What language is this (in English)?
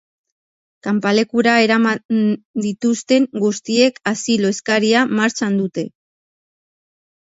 Basque